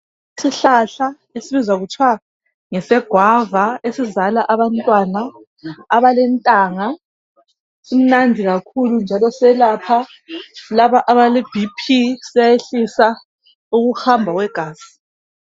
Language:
North Ndebele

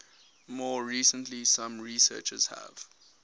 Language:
English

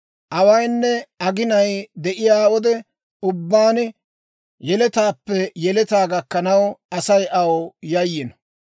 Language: Dawro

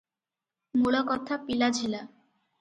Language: Odia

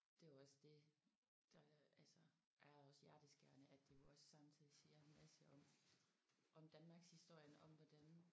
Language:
Danish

